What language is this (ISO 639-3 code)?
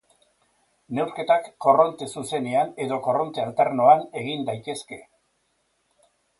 eus